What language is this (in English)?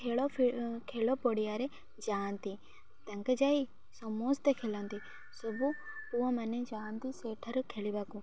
Odia